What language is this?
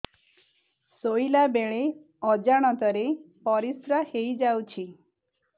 Odia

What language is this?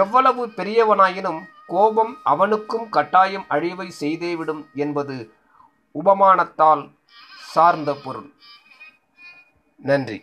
Tamil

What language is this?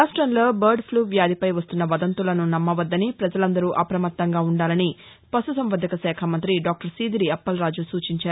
Telugu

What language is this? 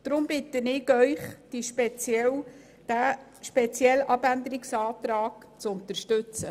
Swiss German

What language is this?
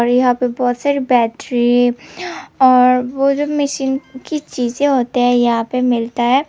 Hindi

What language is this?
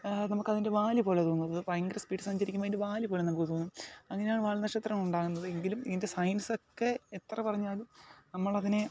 Malayalam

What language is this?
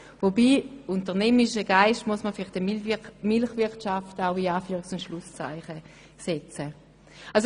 Swiss German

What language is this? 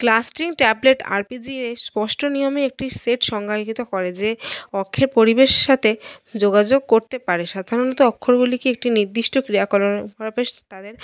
Bangla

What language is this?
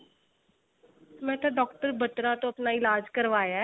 Punjabi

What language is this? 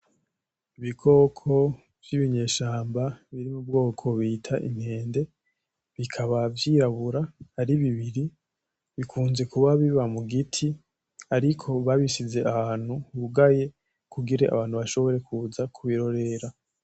Rundi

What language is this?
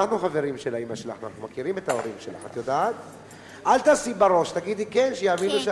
Hebrew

